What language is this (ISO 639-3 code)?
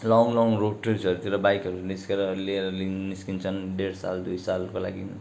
nep